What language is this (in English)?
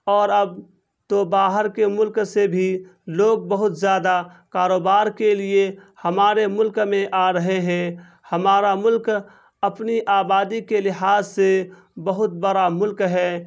Urdu